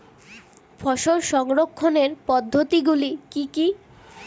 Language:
Bangla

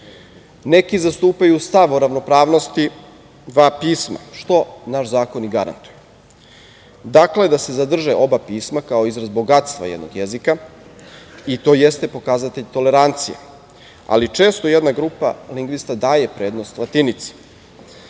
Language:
Serbian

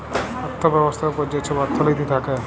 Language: Bangla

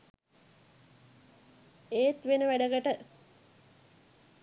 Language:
Sinhala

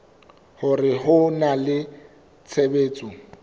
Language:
Southern Sotho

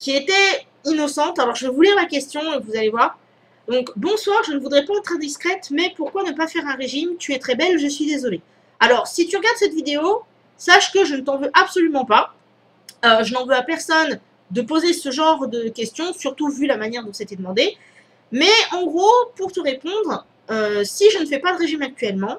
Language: French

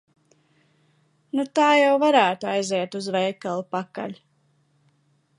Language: Latvian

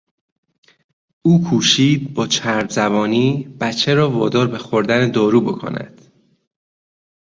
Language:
Persian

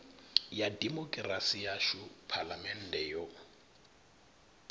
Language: Venda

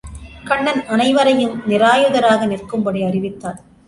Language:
Tamil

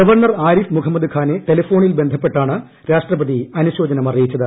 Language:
Malayalam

